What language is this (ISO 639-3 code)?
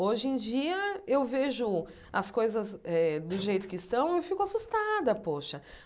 por